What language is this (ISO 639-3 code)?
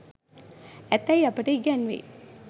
sin